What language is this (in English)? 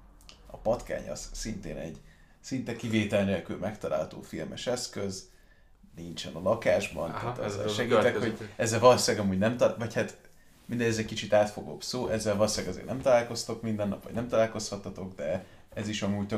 Hungarian